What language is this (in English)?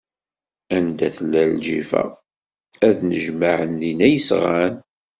Kabyle